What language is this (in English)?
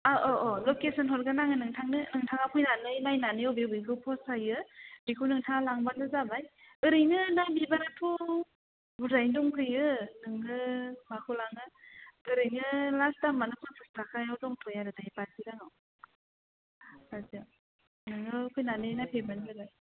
Bodo